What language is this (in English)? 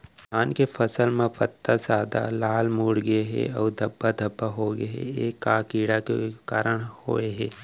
Chhattisgarhi